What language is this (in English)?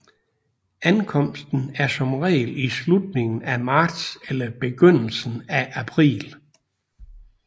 Danish